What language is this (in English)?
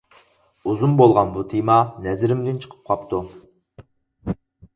Uyghur